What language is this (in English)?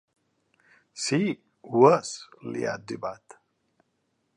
Catalan